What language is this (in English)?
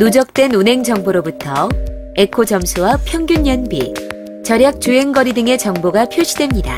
Korean